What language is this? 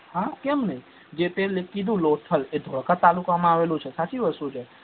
Gujarati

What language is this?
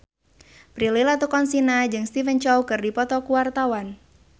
Sundanese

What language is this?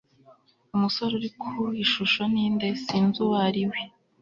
Kinyarwanda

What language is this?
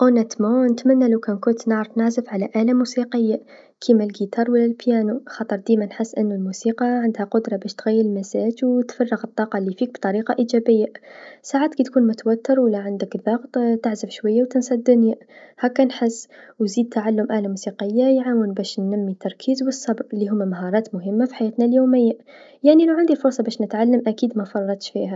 Tunisian Arabic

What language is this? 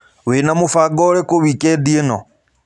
Kikuyu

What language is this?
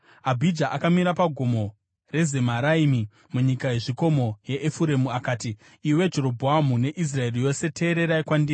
Shona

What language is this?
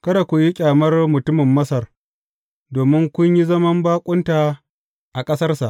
Hausa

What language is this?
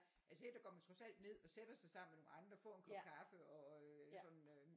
Danish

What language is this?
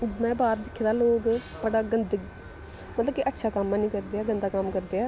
Dogri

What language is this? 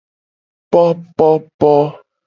Gen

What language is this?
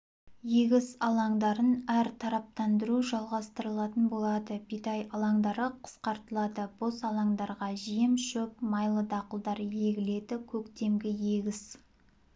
Kazakh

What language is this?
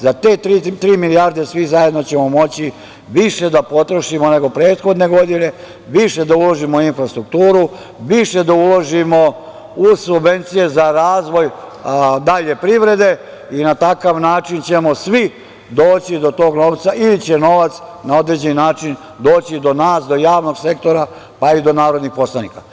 Serbian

